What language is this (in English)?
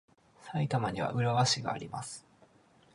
Japanese